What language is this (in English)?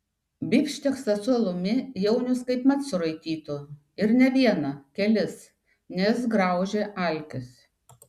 Lithuanian